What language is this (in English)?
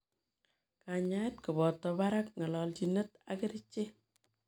Kalenjin